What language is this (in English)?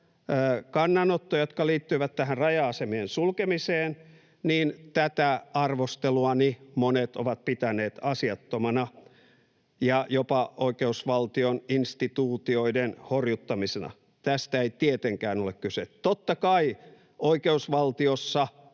Finnish